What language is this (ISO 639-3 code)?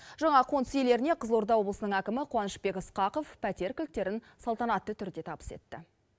kaz